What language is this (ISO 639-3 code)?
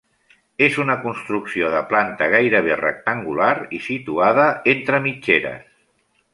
cat